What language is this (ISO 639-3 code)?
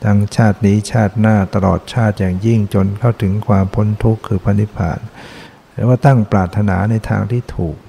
tha